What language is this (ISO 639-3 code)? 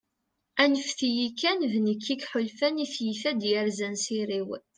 kab